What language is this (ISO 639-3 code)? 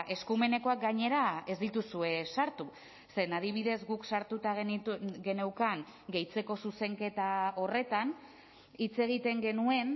eus